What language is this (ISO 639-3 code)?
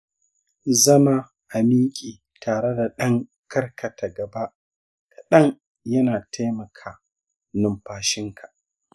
hau